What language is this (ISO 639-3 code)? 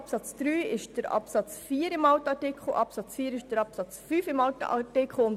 gsw